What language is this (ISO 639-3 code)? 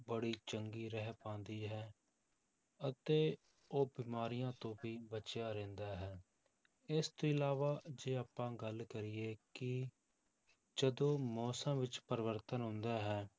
pan